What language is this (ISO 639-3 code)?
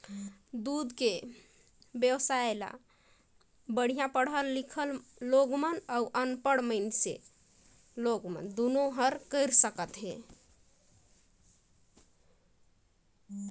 hne